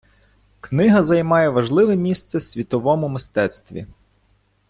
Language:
Ukrainian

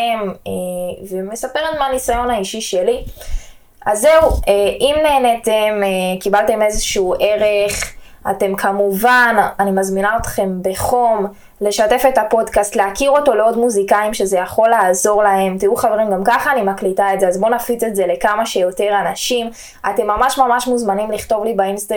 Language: Hebrew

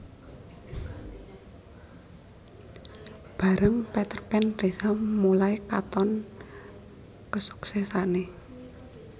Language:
Javanese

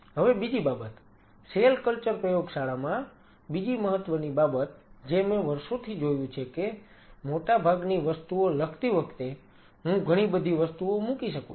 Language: Gujarati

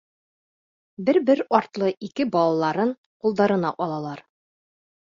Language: Bashkir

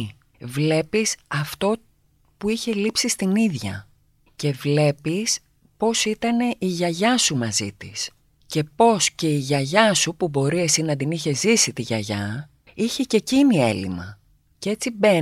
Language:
Greek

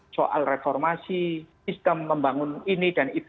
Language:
Indonesian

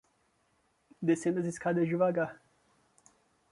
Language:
Portuguese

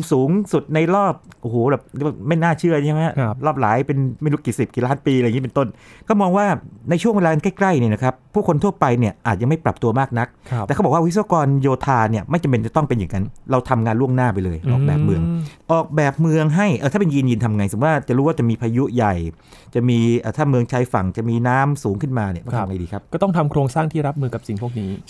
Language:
Thai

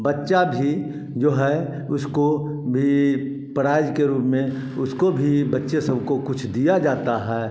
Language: Hindi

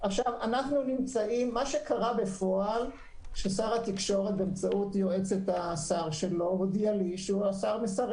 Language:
Hebrew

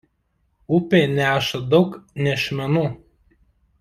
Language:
Lithuanian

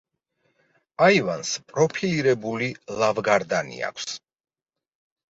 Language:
Georgian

